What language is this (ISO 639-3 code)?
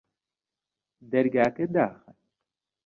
ckb